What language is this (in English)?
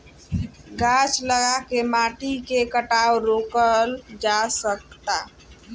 Bhojpuri